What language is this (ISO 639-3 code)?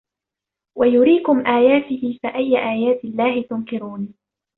ara